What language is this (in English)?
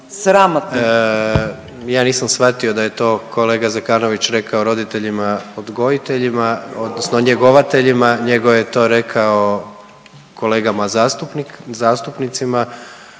Croatian